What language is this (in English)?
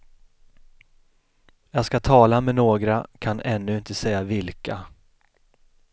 Swedish